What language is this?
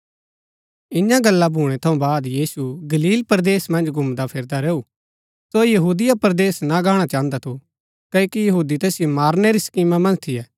Gaddi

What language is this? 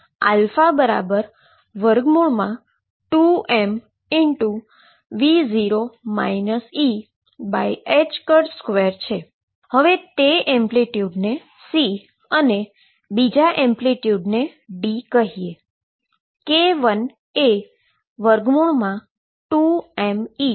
Gujarati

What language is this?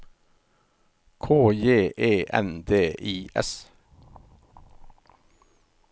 Norwegian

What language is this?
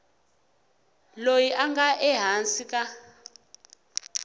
Tsonga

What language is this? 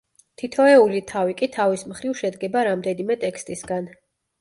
Georgian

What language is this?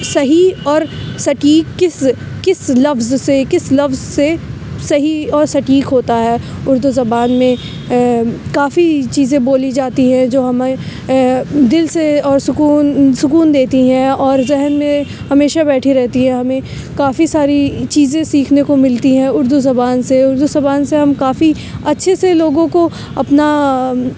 Urdu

